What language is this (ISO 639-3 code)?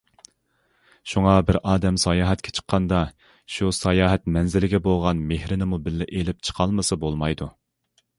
uig